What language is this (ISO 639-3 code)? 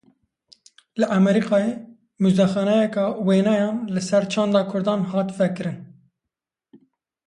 kur